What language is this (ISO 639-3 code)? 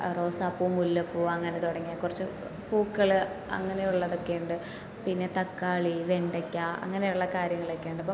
mal